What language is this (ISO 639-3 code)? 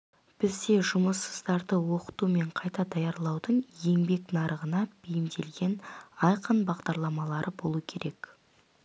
kaz